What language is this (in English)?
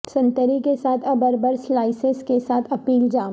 Urdu